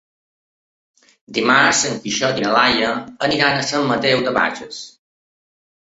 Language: Catalan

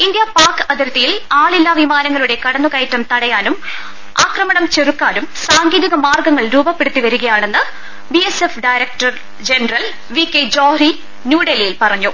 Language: Malayalam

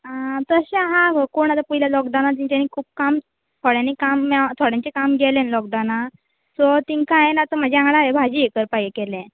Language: Konkani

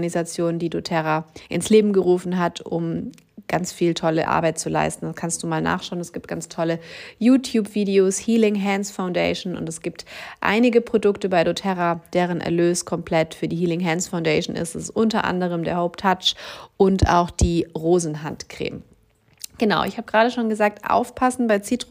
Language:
German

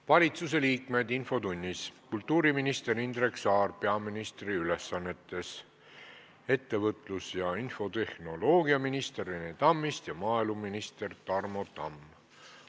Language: Estonian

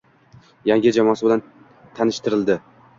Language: Uzbek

